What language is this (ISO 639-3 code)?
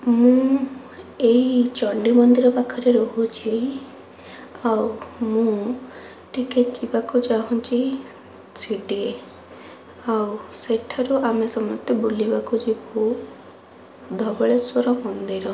ori